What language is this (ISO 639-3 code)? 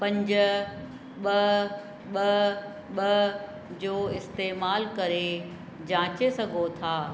snd